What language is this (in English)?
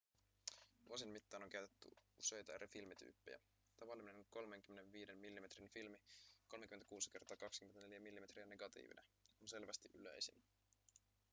Finnish